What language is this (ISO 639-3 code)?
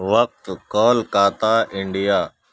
urd